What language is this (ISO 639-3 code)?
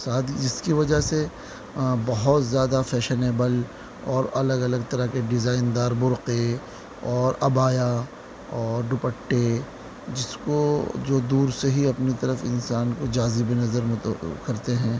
urd